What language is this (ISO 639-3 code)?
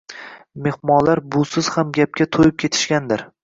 uzb